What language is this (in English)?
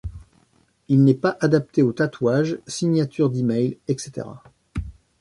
French